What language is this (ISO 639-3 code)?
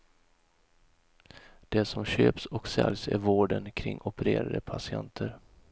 swe